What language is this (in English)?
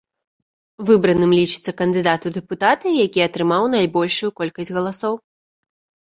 Belarusian